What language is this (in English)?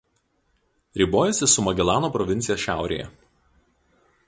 Lithuanian